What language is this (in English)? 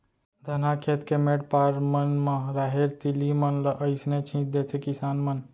Chhattisgarhi